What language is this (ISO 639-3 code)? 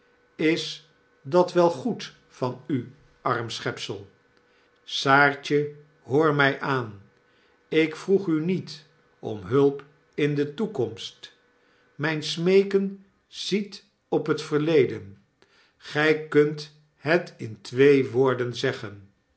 nld